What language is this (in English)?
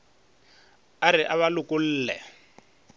Northern Sotho